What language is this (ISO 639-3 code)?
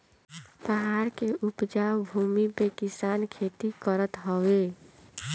bho